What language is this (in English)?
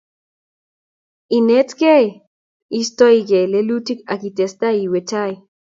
Kalenjin